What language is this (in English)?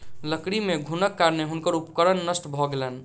Maithili